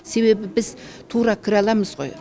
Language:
Kazakh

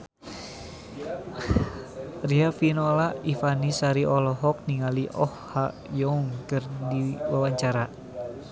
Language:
Sundanese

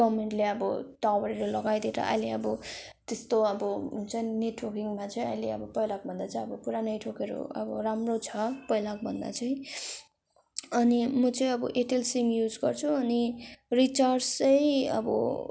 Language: Nepali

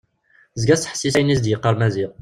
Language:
Kabyle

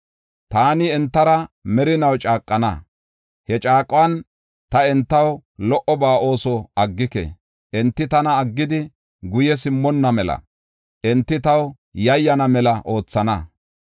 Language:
Gofa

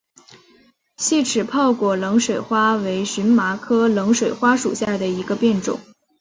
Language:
Chinese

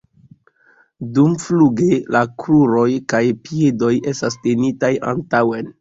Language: Esperanto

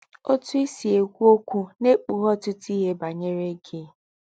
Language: Igbo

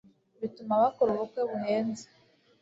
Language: Kinyarwanda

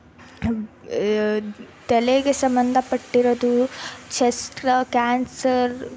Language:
Kannada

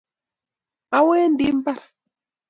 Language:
Kalenjin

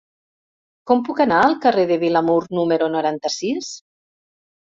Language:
Catalan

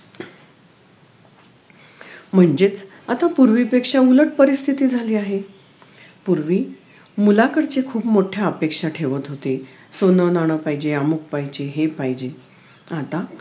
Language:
Marathi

